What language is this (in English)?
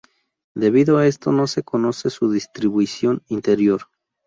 Spanish